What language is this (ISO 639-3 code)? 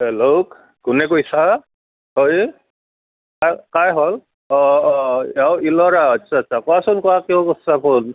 asm